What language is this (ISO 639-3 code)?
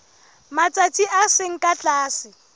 sot